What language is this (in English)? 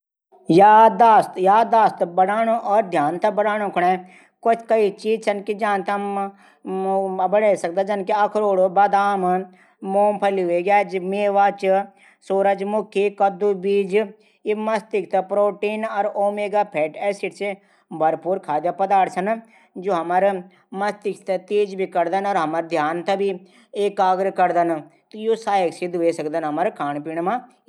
Garhwali